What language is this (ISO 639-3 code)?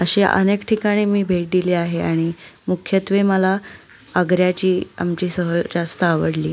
mar